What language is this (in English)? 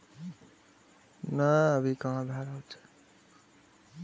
Maithili